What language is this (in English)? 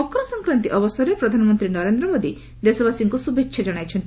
Odia